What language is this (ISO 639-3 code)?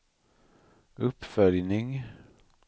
swe